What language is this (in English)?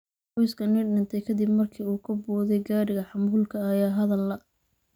Somali